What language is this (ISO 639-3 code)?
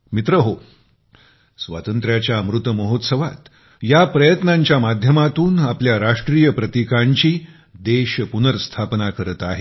mar